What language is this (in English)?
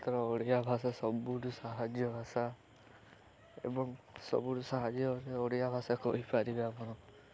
Odia